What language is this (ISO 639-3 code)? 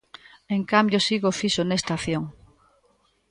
glg